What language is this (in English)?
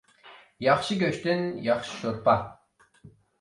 Uyghur